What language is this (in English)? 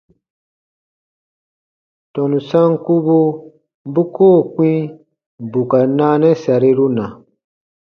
Baatonum